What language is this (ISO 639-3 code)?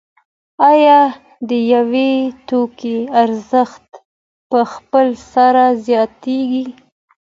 pus